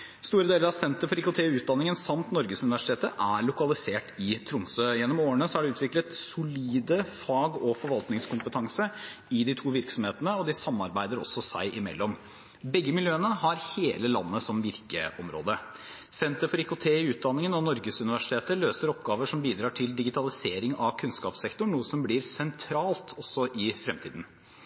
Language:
Norwegian Bokmål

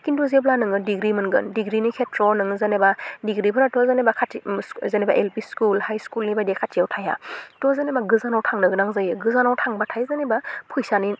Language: Bodo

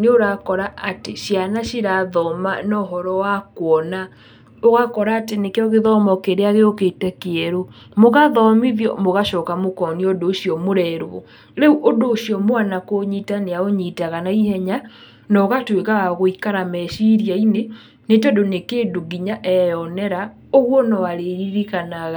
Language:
Kikuyu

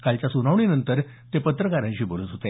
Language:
Marathi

